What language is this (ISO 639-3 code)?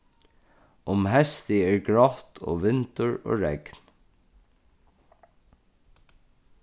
fao